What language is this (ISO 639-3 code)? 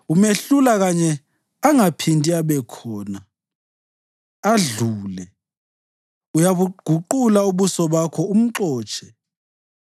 nde